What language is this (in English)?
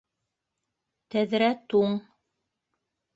Bashkir